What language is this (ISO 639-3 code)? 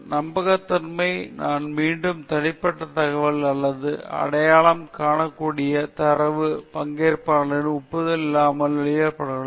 tam